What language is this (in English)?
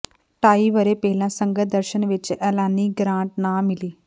Punjabi